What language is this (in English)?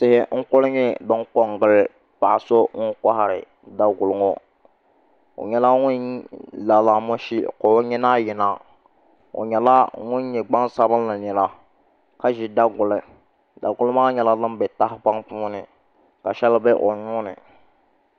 Dagbani